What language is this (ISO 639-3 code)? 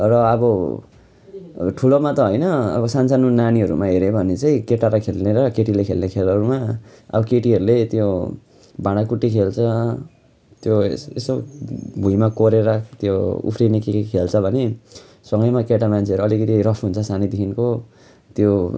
nep